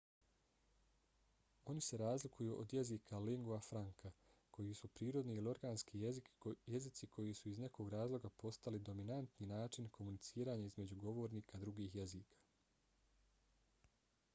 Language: Bosnian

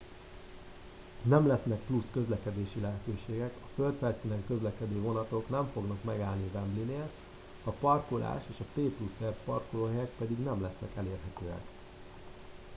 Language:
Hungarian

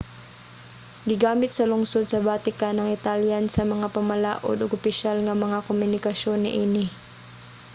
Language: Cebuano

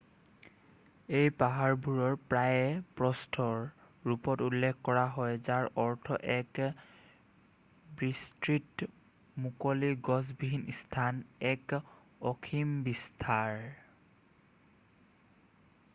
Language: Assamese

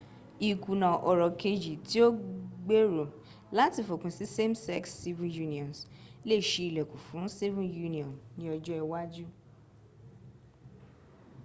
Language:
Yoruba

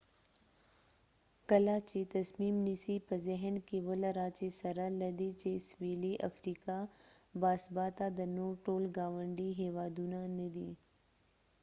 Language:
Pashto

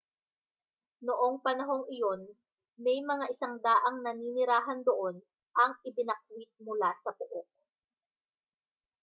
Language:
Filipino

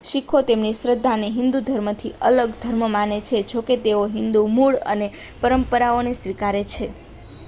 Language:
Gujarati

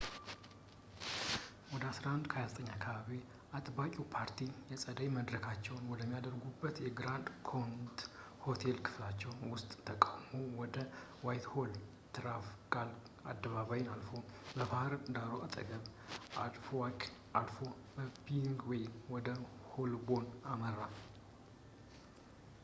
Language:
Amharic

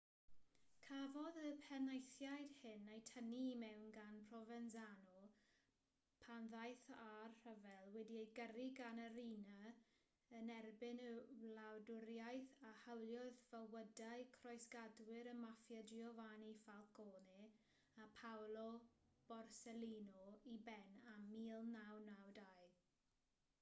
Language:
Welsh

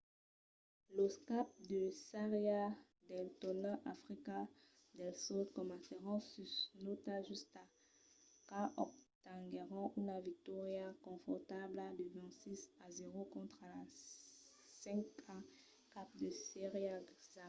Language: Occitan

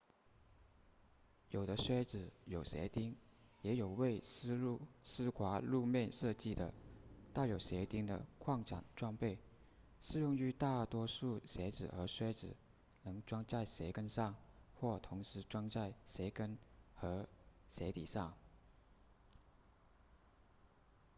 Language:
Chinese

